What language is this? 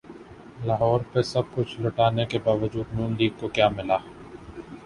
Urdu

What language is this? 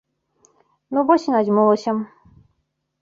Belarusian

